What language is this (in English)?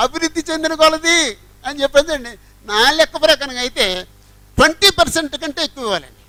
Telugu